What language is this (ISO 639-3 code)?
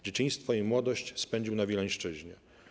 pol